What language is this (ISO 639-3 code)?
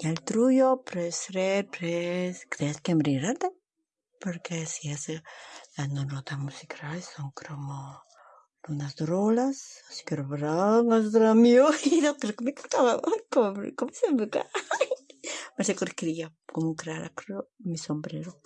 spa